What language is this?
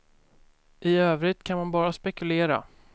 Swedish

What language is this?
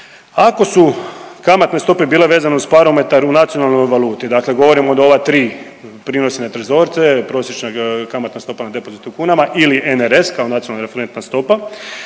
Croatian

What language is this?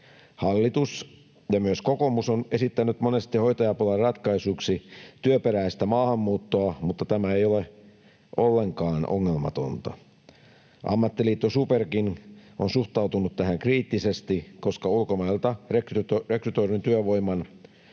Finnish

